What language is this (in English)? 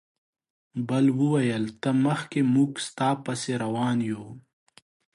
Pashto